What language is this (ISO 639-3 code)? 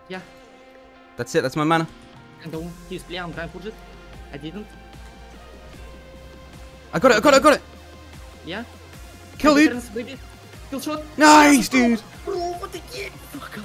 eng